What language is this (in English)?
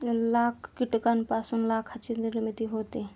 Marathi